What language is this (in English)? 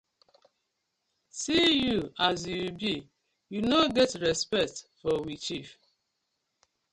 Nigerian Pidgin